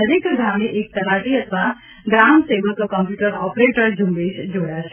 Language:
Gujarati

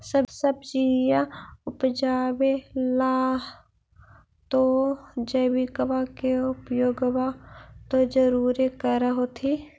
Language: Magahi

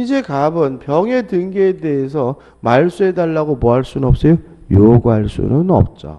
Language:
Korean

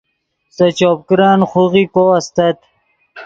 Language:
Yidgha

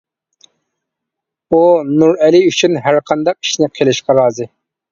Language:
Uyghur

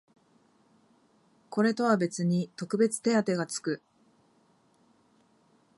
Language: Japanese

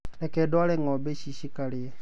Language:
Kikuyu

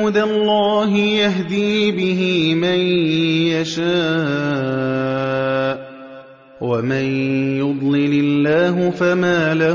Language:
Arabic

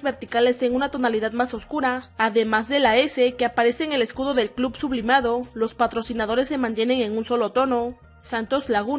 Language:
Spanish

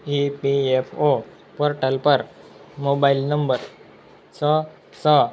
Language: Gujarati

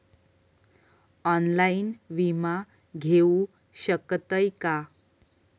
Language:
Marathi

